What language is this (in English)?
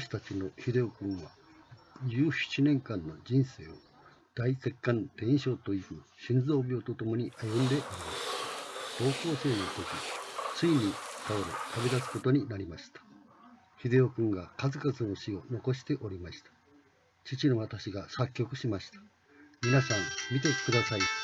Japanese